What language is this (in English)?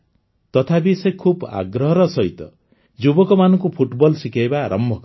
Odia